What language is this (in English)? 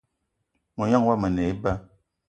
Eton (Cameroon)